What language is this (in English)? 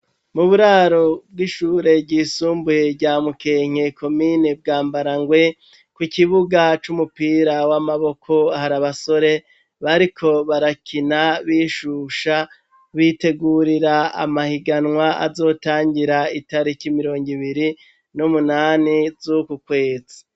Rundi